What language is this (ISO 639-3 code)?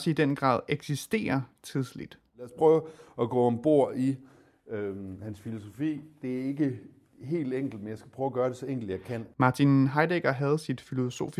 dan